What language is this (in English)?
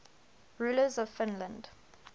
English